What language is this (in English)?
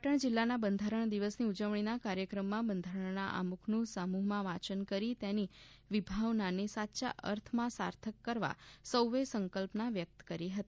Gujarati